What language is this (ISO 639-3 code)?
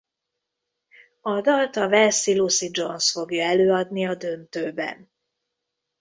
hun